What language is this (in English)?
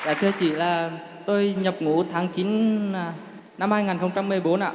Vietnamese